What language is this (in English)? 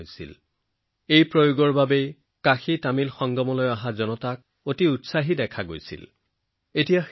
Assamese